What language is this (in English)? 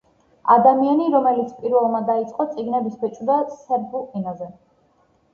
Georgian